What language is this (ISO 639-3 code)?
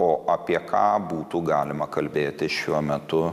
lit